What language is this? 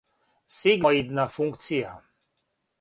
Serbian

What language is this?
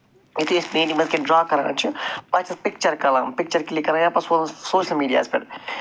Kashmiri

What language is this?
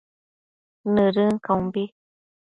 Matsés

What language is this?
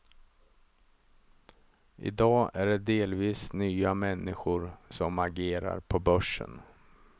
Swedish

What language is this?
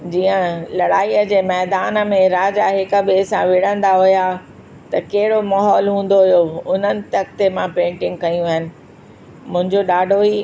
Sindhi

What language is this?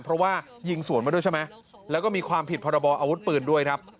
Thai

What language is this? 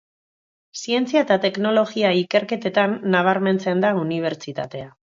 Basque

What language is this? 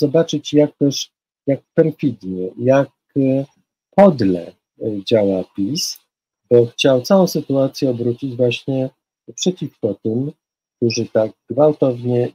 Polish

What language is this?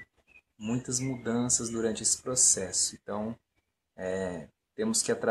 Portuguese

